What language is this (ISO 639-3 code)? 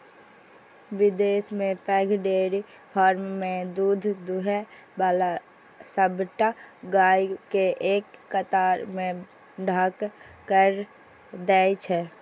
mai